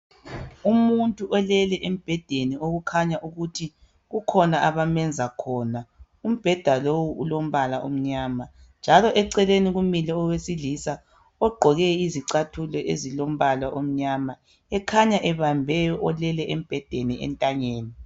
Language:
North Ndebele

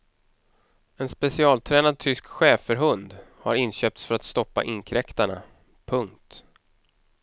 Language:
Swedish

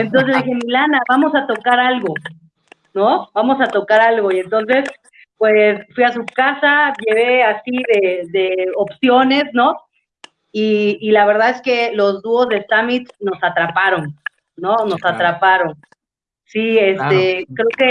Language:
Spanish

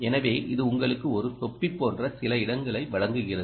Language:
Tamil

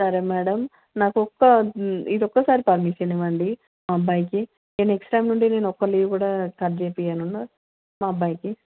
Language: Telugu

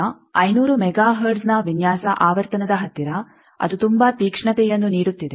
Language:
Kannada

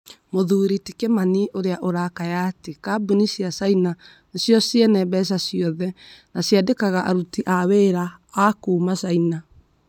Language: Kikuyu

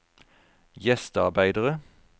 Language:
Norwegian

